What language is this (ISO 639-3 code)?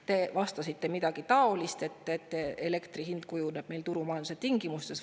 est